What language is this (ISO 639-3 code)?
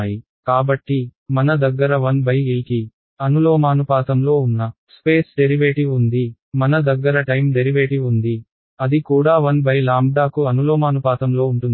tel